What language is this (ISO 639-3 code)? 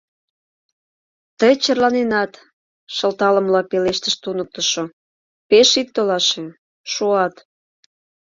chm